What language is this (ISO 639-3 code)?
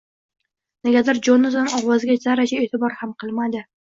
uzb